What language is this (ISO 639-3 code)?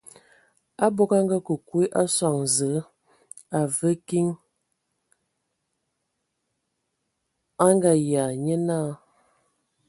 ewo